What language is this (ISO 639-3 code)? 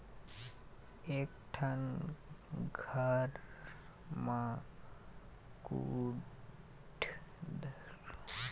hne